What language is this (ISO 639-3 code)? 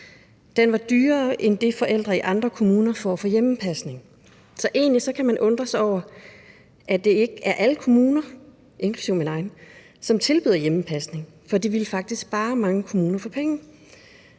dan